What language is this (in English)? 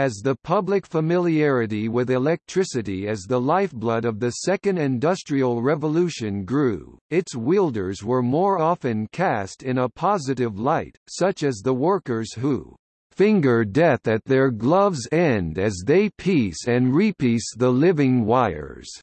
English